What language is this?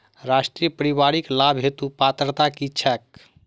Maithili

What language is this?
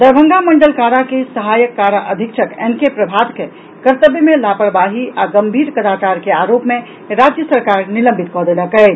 Maithili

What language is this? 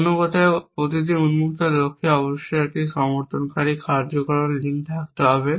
Bangla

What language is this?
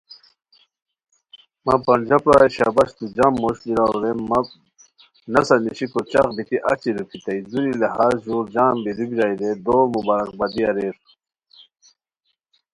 Khowar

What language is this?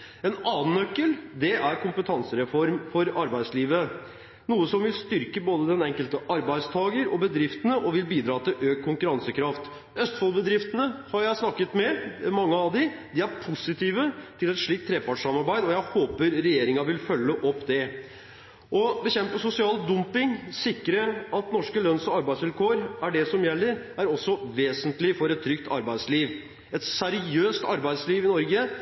Norwegian Bokmål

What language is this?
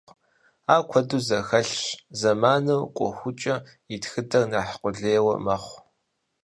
Kabardian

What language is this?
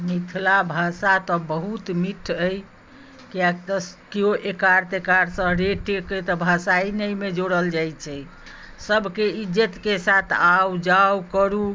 Maithili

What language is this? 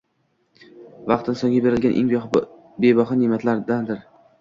Uzbek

